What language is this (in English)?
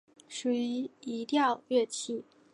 Chinese